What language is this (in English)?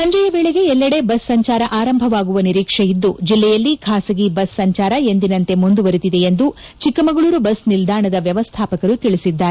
Kannada